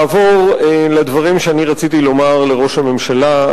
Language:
Hebrew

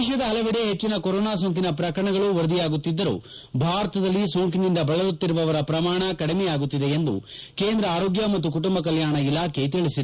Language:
Kannada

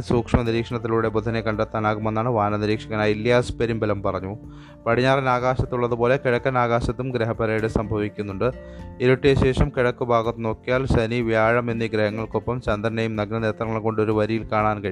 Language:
Malayalam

